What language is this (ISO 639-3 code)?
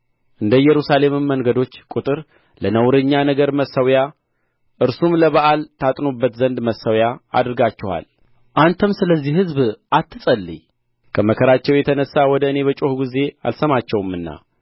amh